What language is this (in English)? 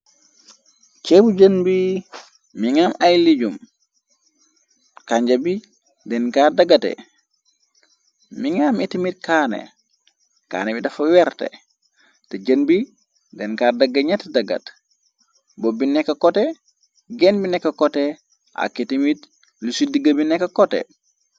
Wolof